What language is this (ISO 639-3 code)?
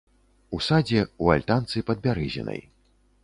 bel